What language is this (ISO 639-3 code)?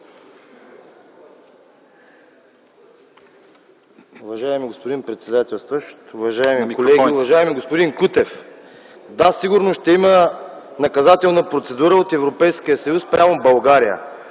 bul